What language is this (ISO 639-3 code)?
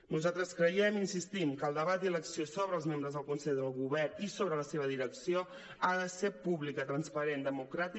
cat